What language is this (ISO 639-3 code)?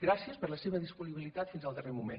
cat